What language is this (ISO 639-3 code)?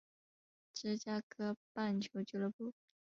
zho